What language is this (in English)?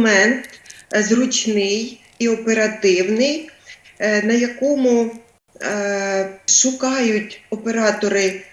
Ukrainian